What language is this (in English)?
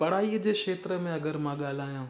Sindhi